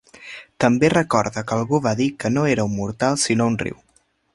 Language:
Catalan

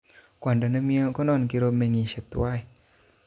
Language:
Kalenjin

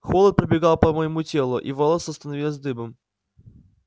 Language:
Russian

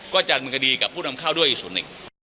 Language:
Thai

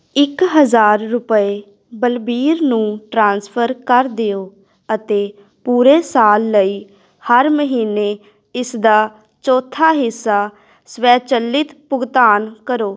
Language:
Punjabi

